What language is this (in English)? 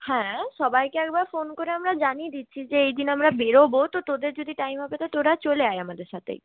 Bangla